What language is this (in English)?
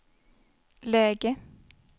Swedish